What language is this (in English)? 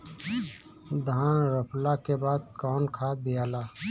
Bhojpuri